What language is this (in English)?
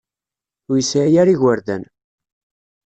Kabyle